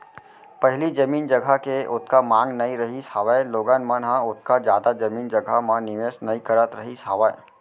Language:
Chhattisgarhi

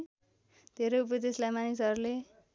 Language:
Nepali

